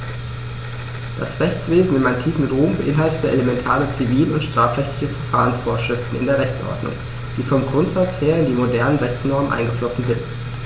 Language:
German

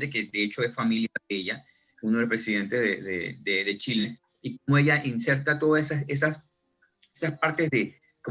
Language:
Spanish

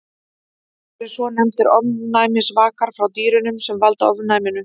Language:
Icelandic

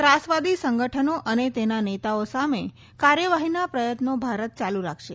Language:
Gujarati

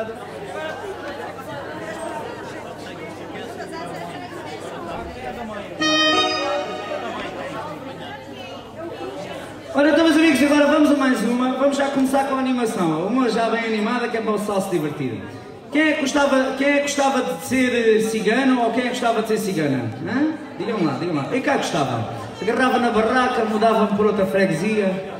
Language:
Portuguese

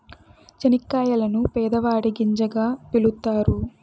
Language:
Telugu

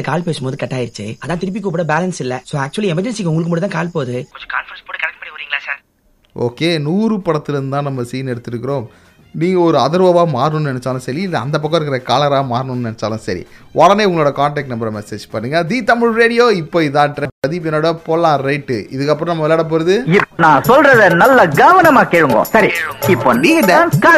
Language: Tamil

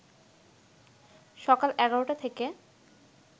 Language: Bangla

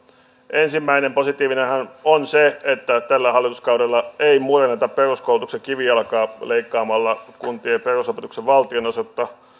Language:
Finnish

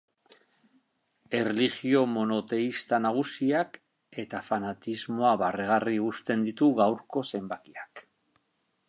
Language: Basque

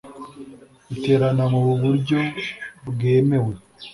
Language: Kinyarwanda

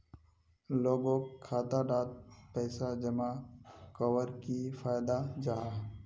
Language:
Magahi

